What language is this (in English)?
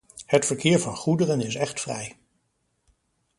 Dutch